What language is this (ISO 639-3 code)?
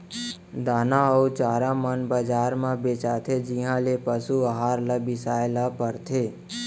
hne